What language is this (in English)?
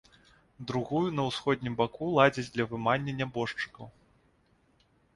Belarusian